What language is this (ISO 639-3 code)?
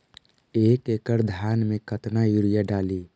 mag